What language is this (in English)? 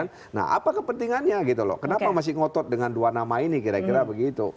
Indonesian